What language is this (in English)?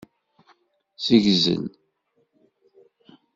Kabyle